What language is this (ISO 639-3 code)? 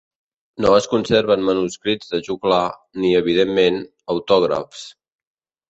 cat